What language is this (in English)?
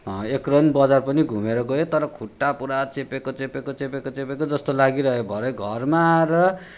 Nepali